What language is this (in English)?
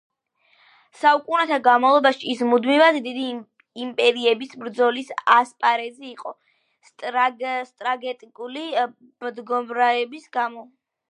Georgian